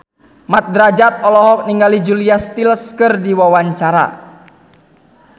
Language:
Sundanese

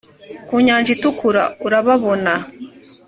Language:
Kinyarwanda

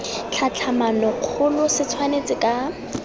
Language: Tswana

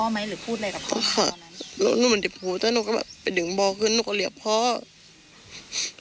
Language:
Thai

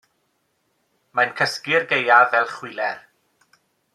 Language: Welsh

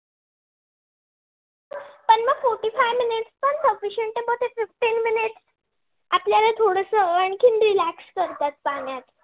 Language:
Marathi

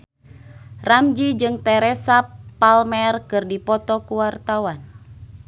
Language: Sundanese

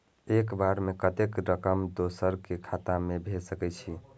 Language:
Maithili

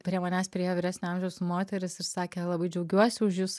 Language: Lithuanian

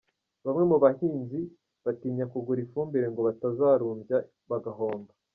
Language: Kinyarwanda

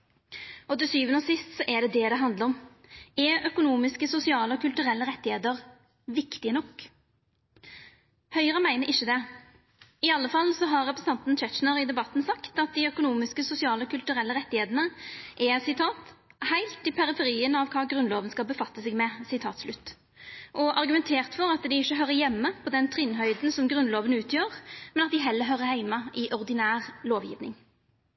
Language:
Norwegian Nynorsk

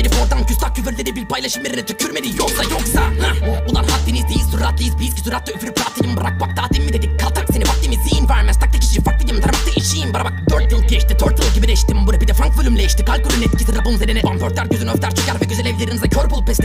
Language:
Turkish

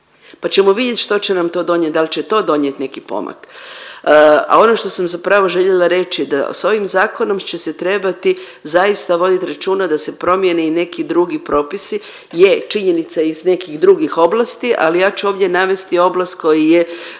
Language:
Croatian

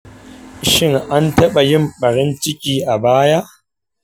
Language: Hausa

